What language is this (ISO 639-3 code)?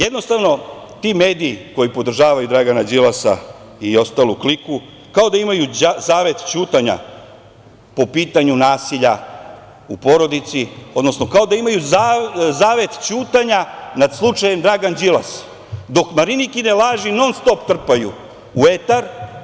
srp